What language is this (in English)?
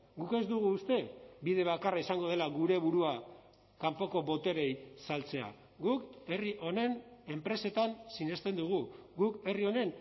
Basque